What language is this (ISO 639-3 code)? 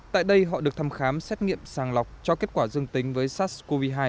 vie